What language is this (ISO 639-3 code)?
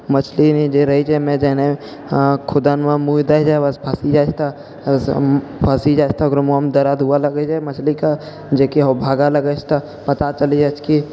mai